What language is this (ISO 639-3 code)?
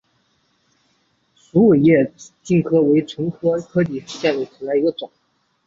zho